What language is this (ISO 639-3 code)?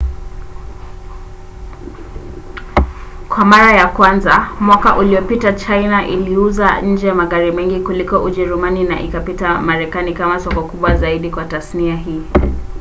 swa